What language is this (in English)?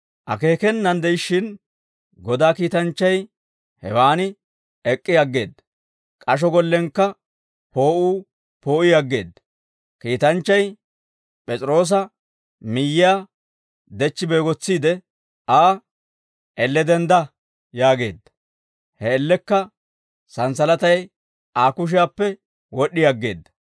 Dawro